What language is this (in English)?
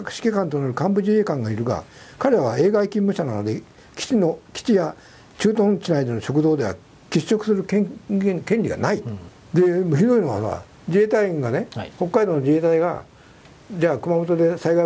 Japanese